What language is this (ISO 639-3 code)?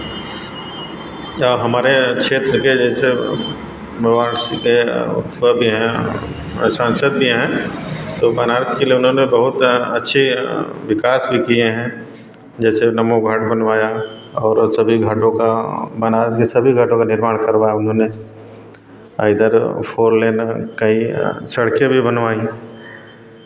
hin